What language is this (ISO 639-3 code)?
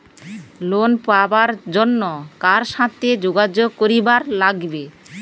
ben